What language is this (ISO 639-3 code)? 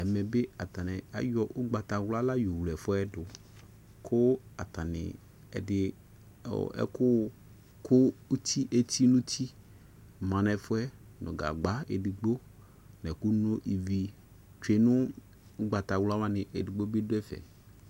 kpo